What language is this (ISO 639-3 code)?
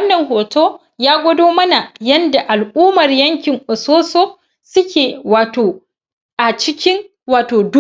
hau